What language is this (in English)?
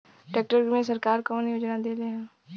Bhojpuri